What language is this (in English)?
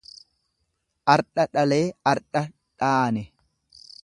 Oromo